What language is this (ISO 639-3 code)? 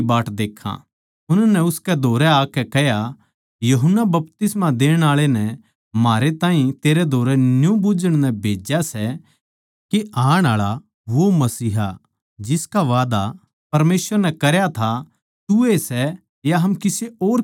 bgc